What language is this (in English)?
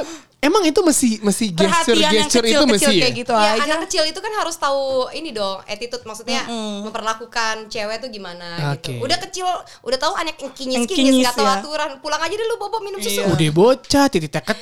Indonesian